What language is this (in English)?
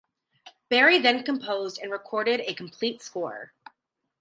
English